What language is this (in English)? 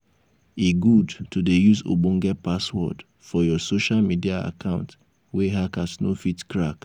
Nigerian Pidgin